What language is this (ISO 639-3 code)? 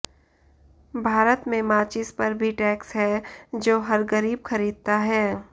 hin